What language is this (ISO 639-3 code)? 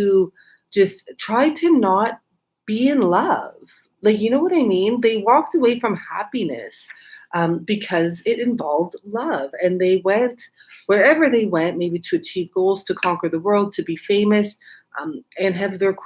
eng